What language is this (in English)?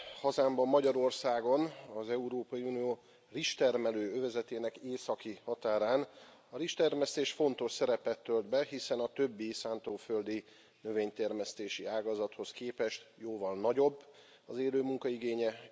Hungarian